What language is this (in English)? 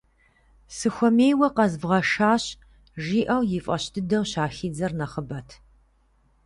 Kabardian